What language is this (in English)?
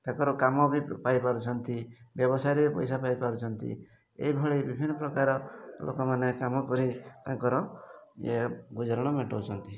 Odia